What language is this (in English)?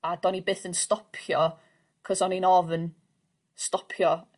Welsh